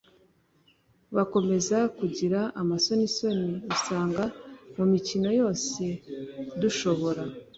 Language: Kinyarwanda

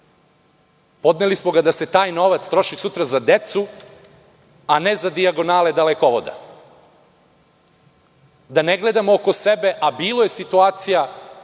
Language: Serbian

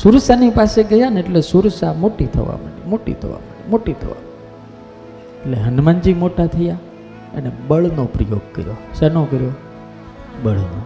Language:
Gujarati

